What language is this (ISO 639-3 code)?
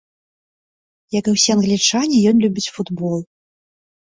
bel